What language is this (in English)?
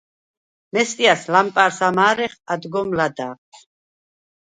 Svan